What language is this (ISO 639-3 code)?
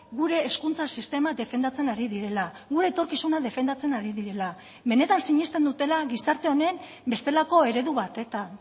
eus